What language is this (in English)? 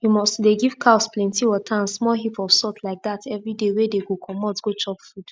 Nigerian Pidgin